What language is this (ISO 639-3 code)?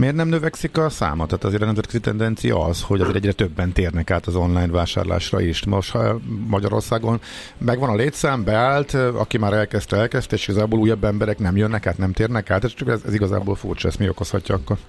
hun